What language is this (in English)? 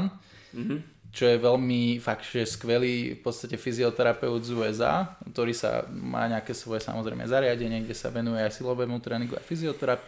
Slovak